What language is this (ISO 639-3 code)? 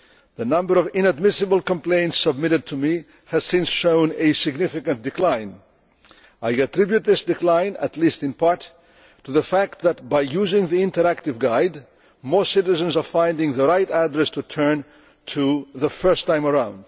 eng